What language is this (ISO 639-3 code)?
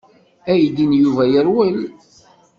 kab